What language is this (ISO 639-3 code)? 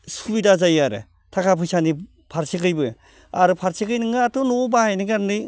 brx